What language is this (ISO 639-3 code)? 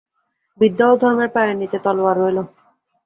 ben